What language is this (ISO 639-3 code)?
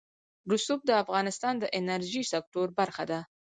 pus